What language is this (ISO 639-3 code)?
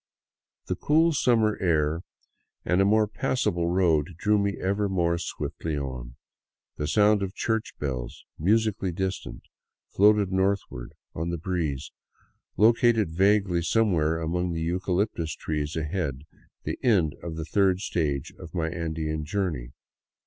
eng